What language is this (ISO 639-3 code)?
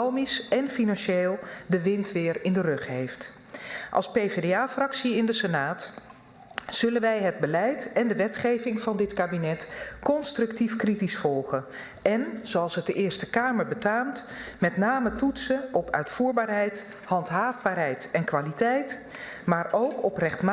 nld